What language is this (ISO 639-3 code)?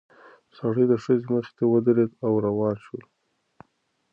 pus